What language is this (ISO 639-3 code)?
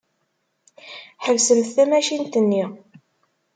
kab